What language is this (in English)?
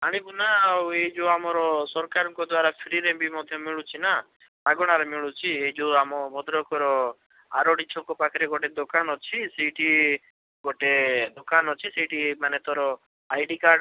Odia